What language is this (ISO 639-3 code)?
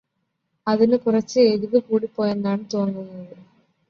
mal